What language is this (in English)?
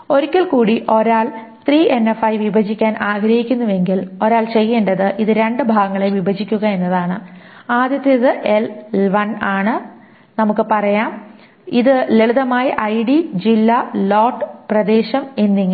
Malayalam